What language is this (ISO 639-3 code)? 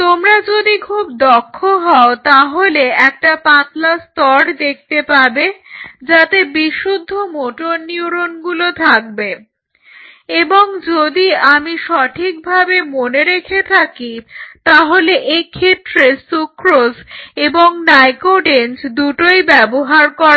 ben